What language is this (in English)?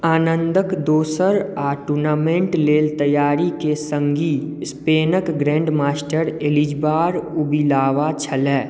Maithili